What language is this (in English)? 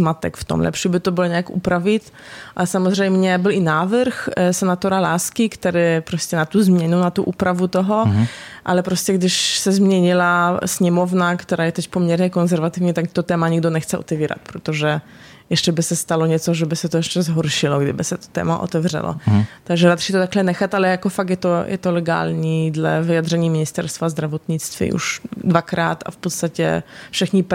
Czech